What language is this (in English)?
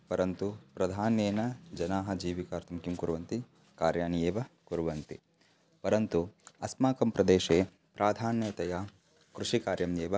Sanskrit